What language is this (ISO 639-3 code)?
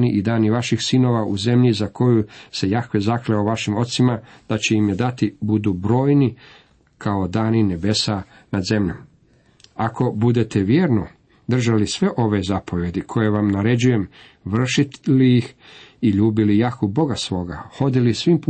hrv